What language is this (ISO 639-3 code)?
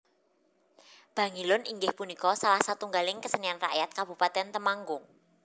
jav